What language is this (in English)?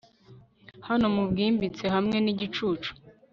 Kinyarwanda